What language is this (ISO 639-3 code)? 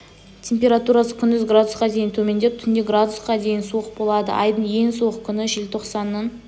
kaz